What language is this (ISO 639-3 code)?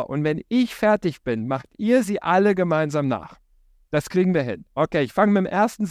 deu